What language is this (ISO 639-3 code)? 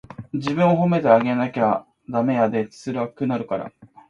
jpn